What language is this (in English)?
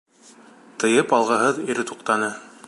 Bashkir